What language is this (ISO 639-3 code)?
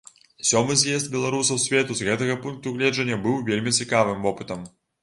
bel